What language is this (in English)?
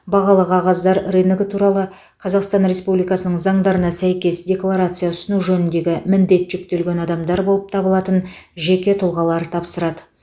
Kazakh